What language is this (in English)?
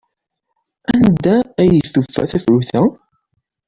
Kabyle